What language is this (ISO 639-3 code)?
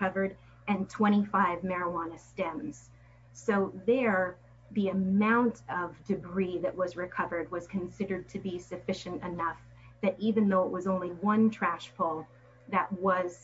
eng